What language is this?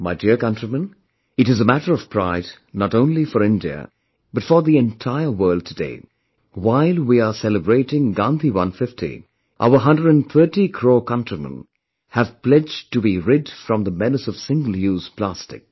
English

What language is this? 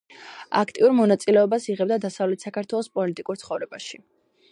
Georgian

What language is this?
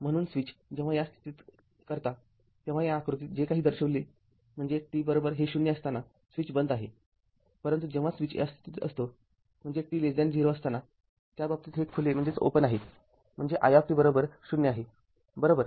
Marathi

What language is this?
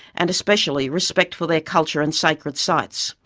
English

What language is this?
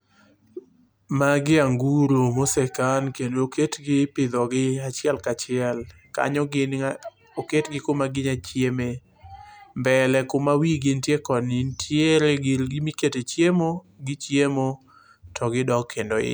Luo (Kenya and Tanzania)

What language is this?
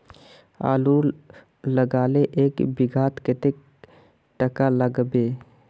Magahi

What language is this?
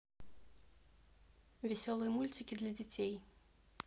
Russian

